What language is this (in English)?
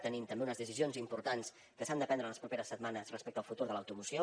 Catalan